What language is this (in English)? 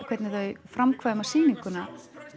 Icelandic